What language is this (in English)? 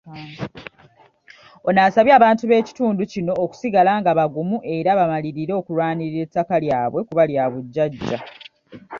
Ganda